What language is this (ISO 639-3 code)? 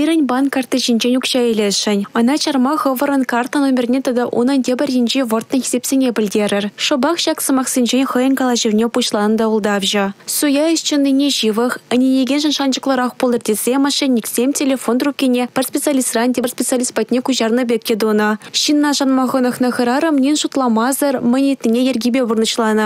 rus